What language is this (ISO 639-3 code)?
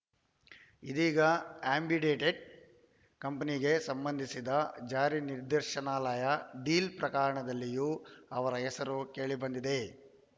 kan